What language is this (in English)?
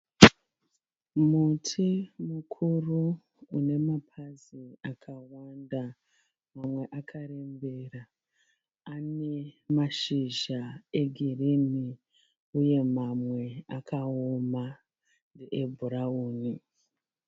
Shona